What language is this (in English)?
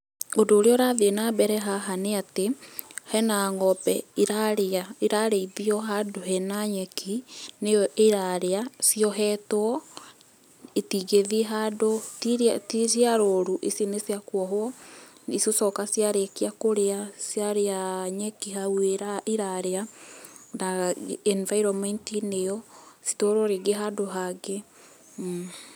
Kikuyu